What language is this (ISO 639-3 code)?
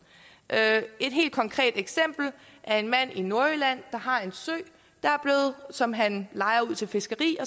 dan